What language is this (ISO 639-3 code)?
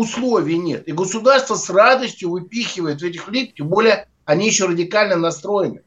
rus